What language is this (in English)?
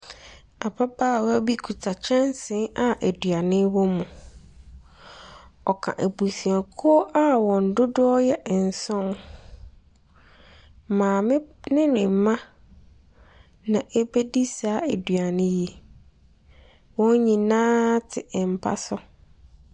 Akan